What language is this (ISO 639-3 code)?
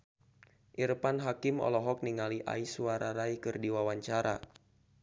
sun